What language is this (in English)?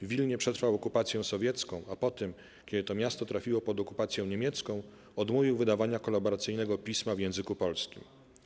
Polish